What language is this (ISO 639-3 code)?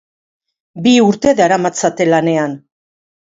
eus